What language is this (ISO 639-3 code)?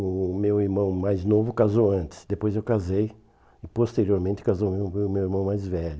por